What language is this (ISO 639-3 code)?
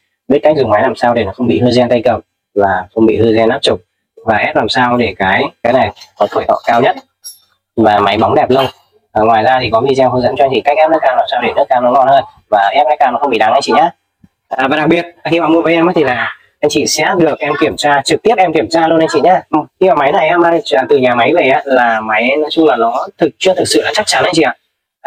vie